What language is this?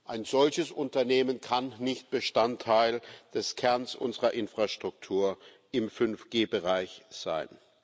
German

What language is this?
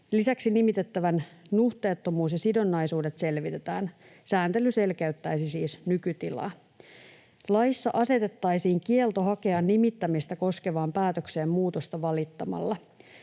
Finnish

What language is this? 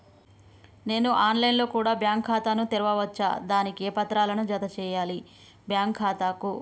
Telugu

